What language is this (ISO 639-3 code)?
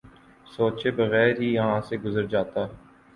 urd